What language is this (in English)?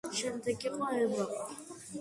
Georgian